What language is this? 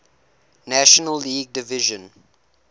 English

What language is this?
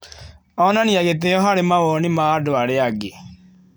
Kikuyu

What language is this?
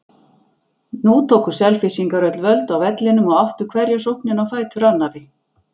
Icelandic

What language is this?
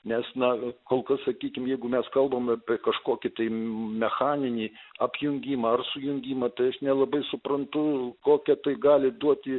Lithuanian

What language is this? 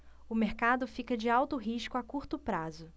Portuguese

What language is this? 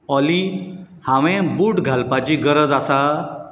Konkani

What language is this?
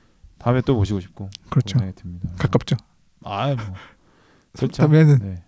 Korean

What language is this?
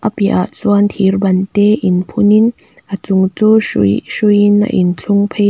Mizo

